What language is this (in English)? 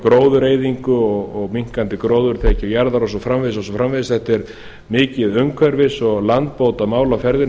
Icelandic